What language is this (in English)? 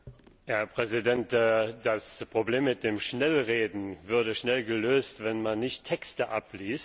German